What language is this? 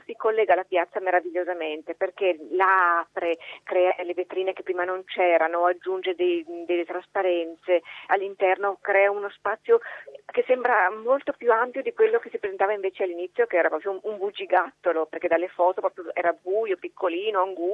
Italian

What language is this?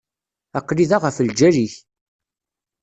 Kabyle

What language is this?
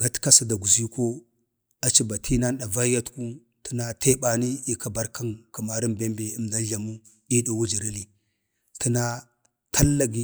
Bade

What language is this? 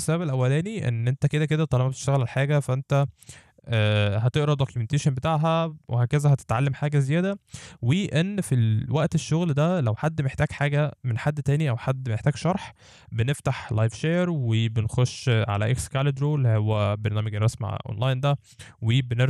Arabic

